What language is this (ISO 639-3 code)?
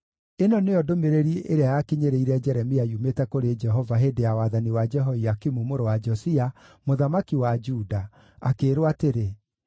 kik